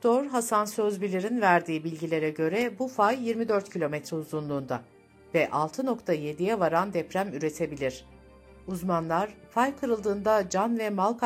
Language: Turkish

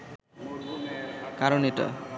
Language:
Bangla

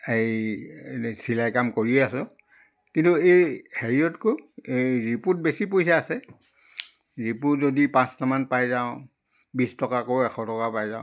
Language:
Assamese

